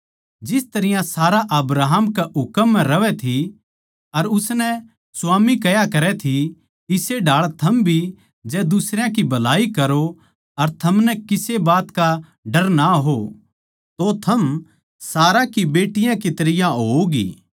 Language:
Haryanvi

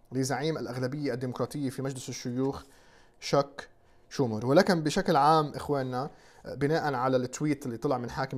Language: Arabic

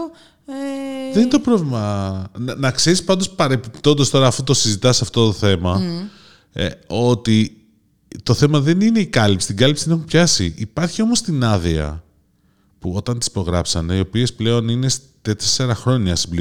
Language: Greek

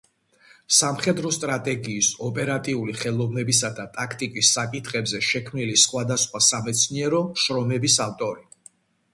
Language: Georgian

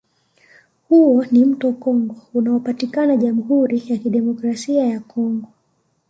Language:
Swahili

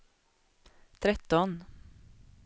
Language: Swedish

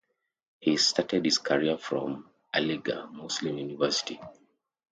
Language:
English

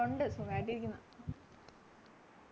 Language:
Malayalam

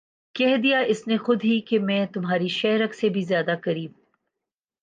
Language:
Urdu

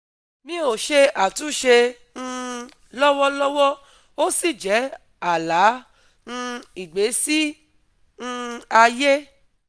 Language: Yoruba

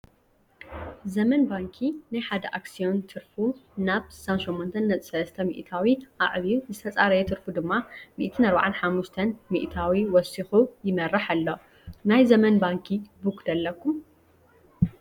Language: Tigrinya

